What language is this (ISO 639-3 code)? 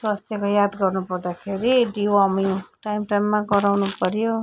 nep